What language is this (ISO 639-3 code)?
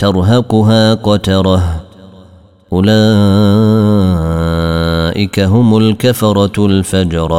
ara